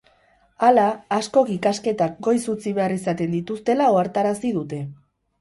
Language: Basque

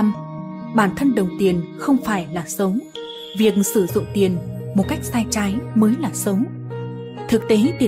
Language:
Vietnamese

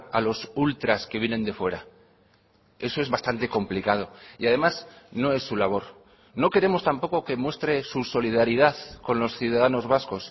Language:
Spanish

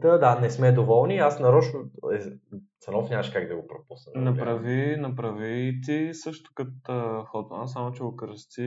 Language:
Bulgarian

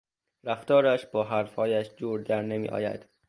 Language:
Persian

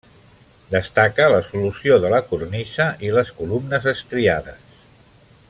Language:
Catalan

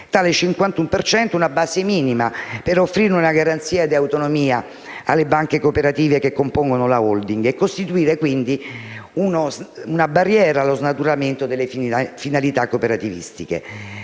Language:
Italian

